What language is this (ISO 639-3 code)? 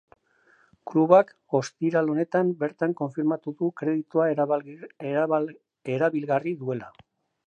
eus